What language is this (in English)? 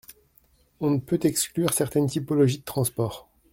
French